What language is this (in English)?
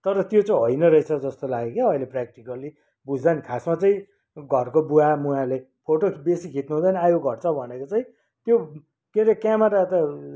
Nepali